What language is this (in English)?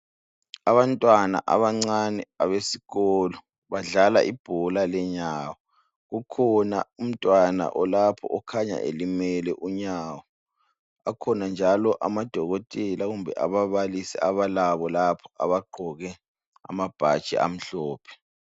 North Ndebele